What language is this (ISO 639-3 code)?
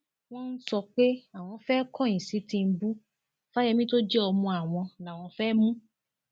yor